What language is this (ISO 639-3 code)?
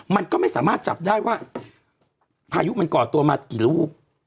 tha